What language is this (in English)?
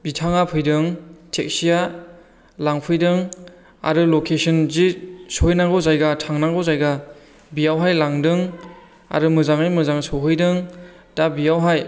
Bodo